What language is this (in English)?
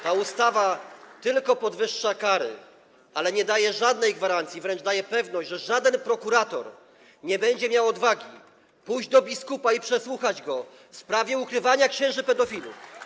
Polish